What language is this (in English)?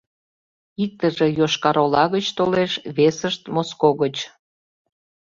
Mari